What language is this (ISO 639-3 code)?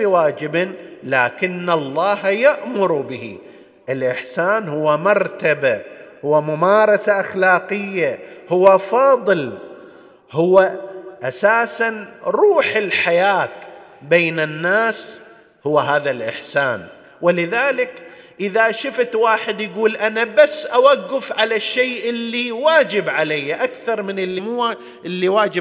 ara